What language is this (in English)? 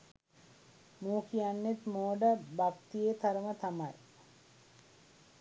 Sinhala